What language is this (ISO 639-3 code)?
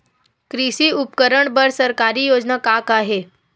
hne